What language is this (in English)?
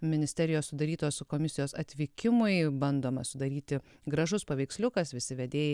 Lithuanian